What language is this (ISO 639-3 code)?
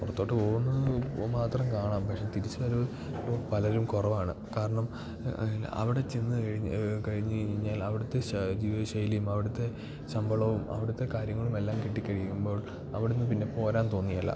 mal